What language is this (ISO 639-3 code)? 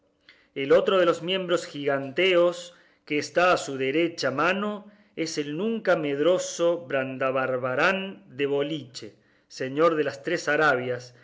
spa